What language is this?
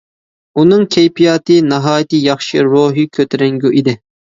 Uyghur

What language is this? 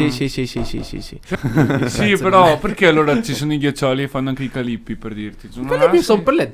Italian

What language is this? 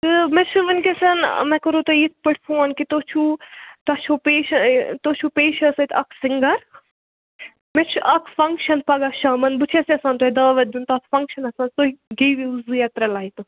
Kashmiri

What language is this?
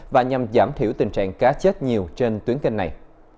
Vietnamese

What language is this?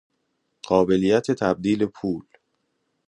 Persian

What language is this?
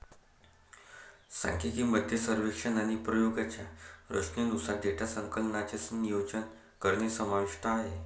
Marathi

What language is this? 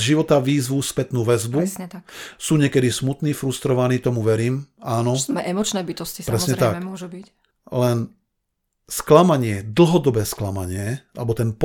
Slovak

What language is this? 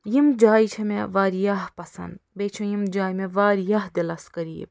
Kashmiri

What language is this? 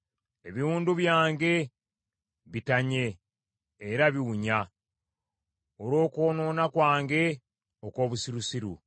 Ganda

